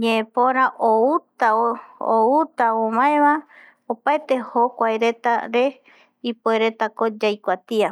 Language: Eastern Bolivian Guaraní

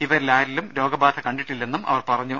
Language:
Malayalam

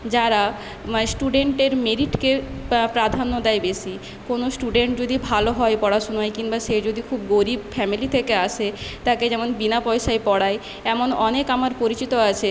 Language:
Bangla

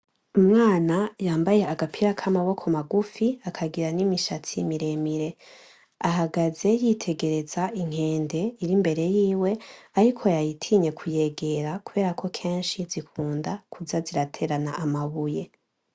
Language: Rundi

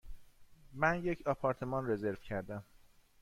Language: Persian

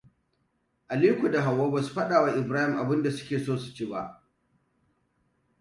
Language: Hausa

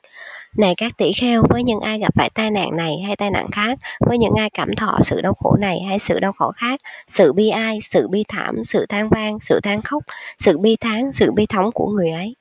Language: Vietnamese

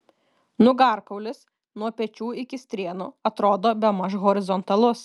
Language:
Lithuanian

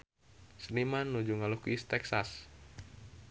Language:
Sundanese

